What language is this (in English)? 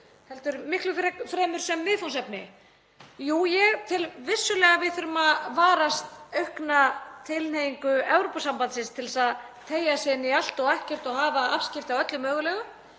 Icelandic